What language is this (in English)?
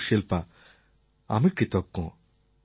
Bangla